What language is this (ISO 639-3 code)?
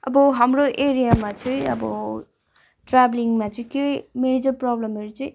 nep